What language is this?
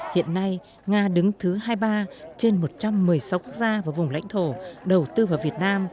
Vietnamese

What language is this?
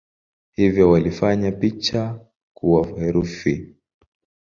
Swahili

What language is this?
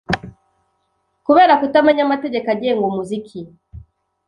Kinyarwanda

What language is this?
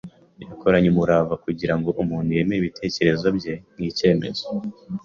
Kinyarwanda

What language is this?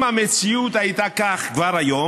Hebrew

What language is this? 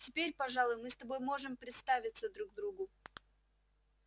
Russian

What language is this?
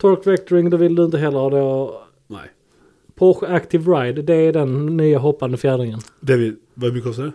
Swedish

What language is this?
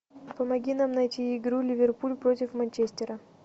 Russian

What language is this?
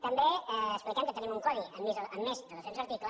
Catalan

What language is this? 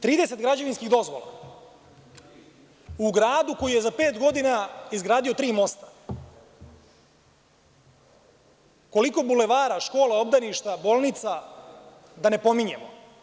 Serbian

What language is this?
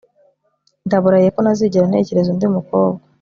Kinyarwanda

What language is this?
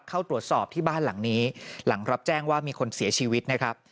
Thai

